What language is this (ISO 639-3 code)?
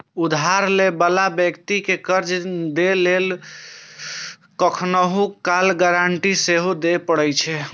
mai